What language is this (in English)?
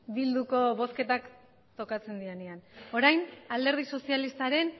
Basque